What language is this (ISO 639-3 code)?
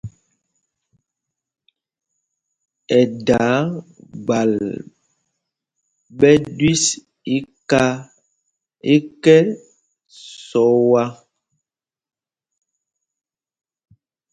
mgg